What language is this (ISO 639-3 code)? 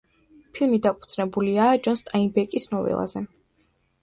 kat